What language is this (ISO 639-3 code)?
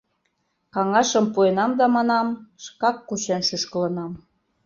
chm